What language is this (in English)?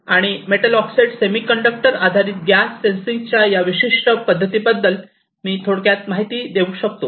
Marathi